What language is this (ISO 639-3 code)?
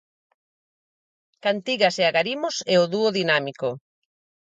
glg